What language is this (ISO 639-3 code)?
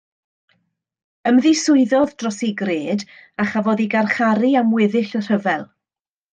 cym